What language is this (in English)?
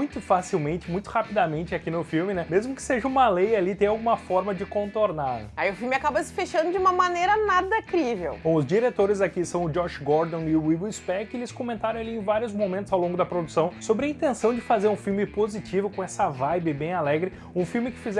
Portuguese